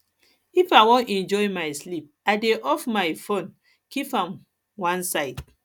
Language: Nigerian Pidgin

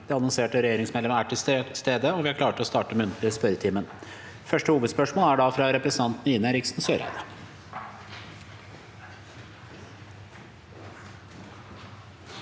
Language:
Norwegian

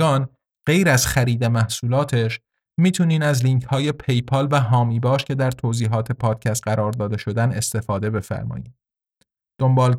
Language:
Persian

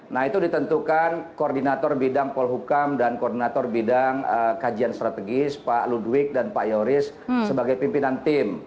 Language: Indonesian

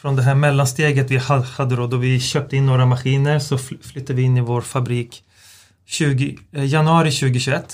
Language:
Swedish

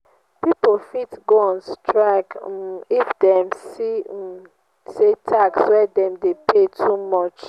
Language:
Nigerian Pidgin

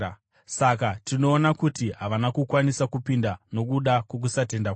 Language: Shona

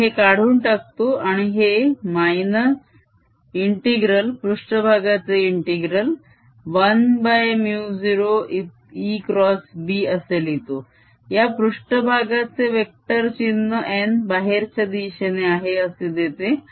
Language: Marathi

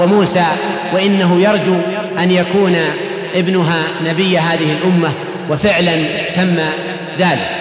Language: Arabic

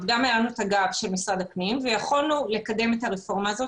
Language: Hebrew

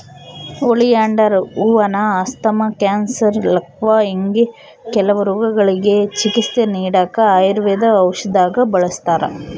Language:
Kannada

